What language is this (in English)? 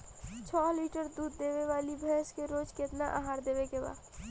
Bhojpuri